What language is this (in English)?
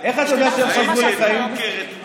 Hebrew